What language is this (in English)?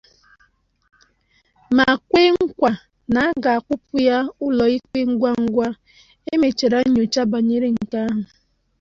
Igbo